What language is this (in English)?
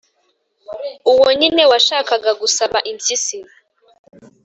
Kinyarwanda